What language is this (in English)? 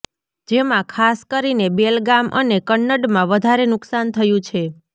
Gujarati